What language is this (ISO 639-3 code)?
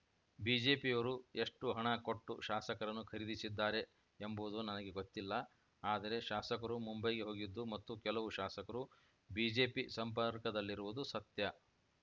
kan